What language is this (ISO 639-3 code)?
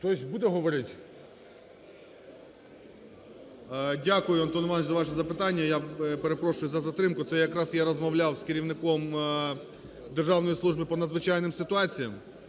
ukr